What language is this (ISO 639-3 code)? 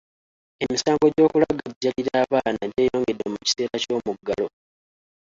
lug